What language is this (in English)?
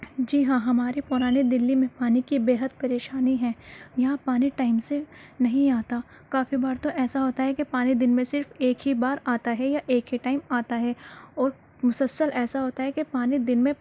Urdu